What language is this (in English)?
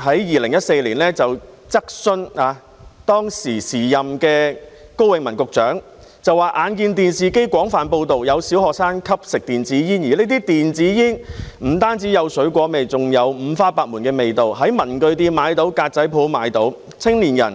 Cantonese